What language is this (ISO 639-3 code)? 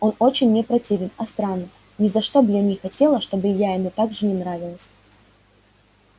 rus